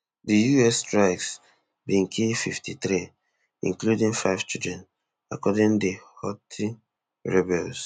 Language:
Nigerian Pidgin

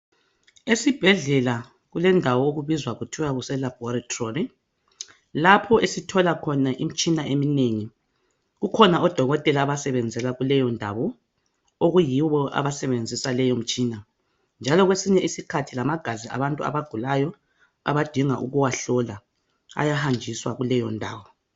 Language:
North Ndebele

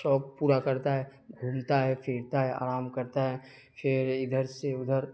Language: Urdu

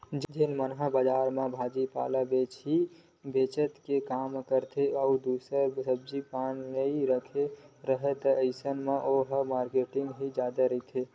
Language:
Chhattisgarhi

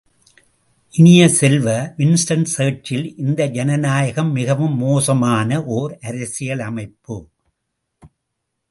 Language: Tamil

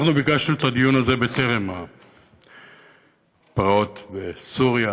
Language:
Hebrew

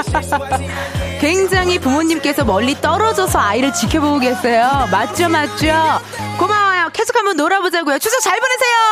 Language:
Korean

